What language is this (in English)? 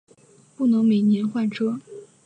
Chinese